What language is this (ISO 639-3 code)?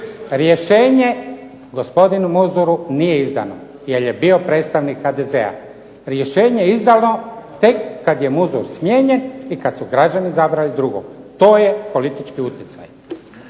hrv